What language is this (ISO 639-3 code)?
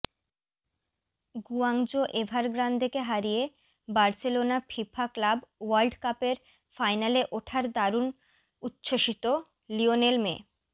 ben